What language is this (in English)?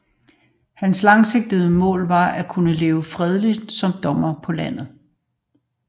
Danish